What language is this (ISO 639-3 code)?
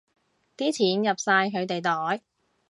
yue